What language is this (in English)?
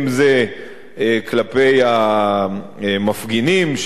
Hebrew